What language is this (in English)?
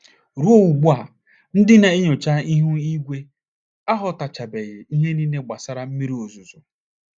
Igbo